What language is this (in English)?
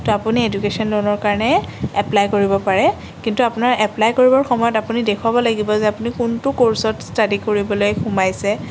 Assamese